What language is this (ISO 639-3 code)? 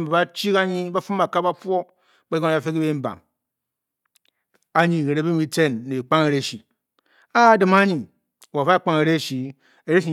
bky